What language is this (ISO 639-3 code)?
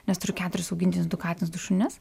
lit